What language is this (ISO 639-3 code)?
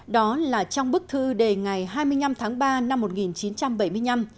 vie